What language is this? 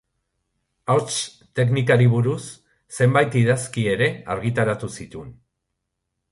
Basque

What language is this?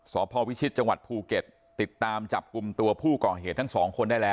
Thai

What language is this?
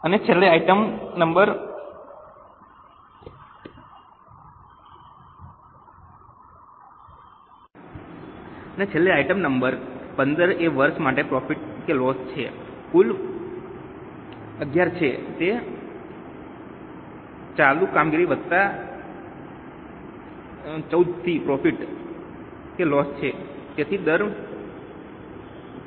Gujarati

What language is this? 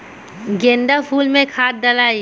Bhojpuri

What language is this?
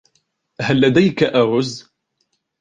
Arabic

